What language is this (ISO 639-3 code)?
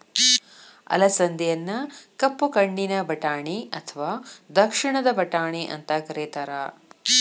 kan